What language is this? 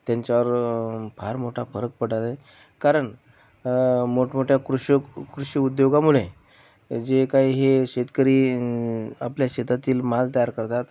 Marathi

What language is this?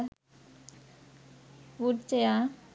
Sinhala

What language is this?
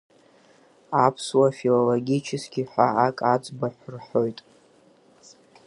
Abkhazian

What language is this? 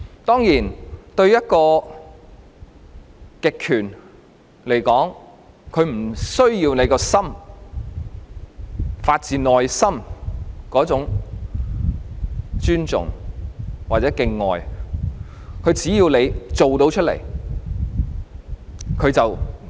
Cantonese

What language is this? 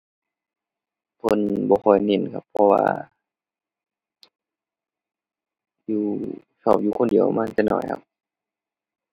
Thai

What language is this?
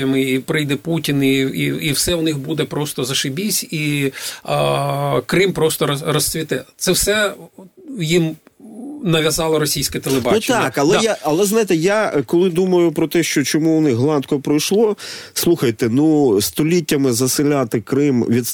Ukrainian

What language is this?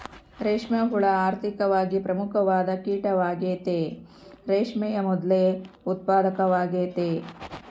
Kannada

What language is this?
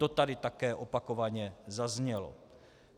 Czech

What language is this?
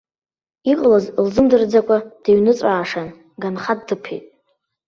Abkhazian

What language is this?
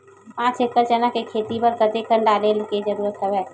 Chhattisgarhi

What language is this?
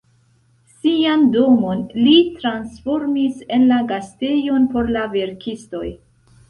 Esperanto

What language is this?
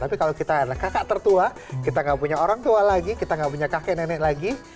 Indonesian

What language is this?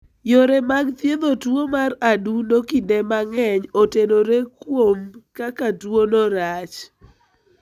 Luo (Kenya and Tanzania)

